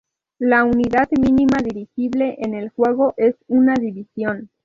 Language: Spanish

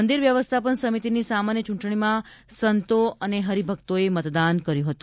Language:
Gujarati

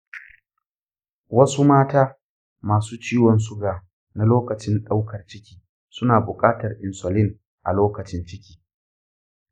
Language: Hausa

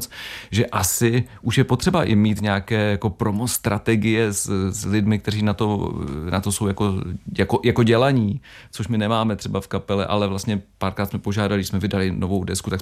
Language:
Czech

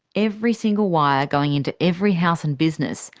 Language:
English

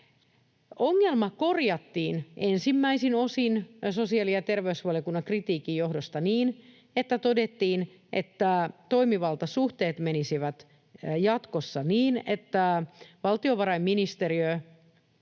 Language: Finnish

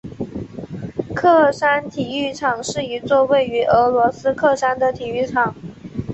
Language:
Chinese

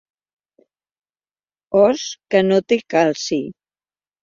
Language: Catalan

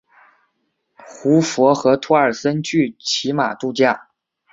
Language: Chinese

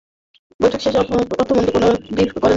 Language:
Bangla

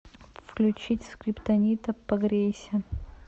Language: Russian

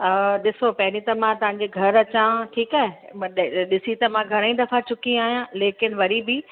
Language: Sindhi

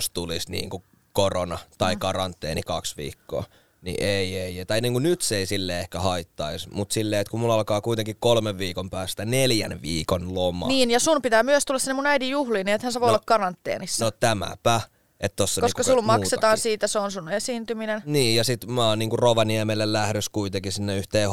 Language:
Finnish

